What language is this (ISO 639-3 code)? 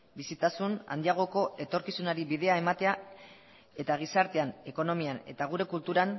eus